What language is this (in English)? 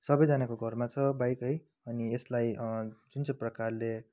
Nepali